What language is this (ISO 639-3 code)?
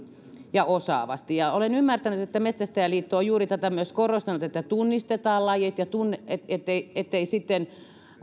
fin